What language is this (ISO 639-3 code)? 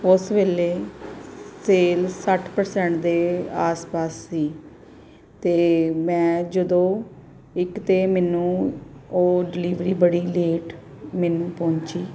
pan